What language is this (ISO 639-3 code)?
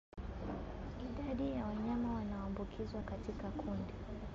swa